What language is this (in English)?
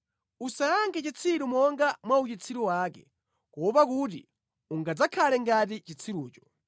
Nyanja